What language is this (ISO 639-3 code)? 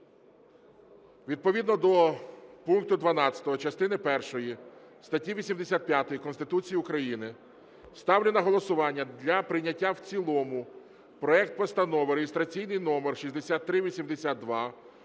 ukr